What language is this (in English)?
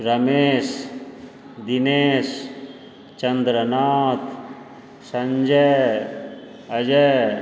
Maithili